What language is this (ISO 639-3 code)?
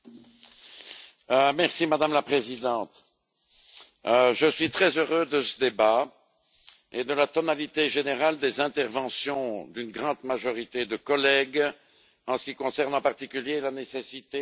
fra